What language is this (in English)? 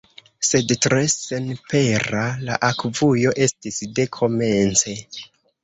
Esperanto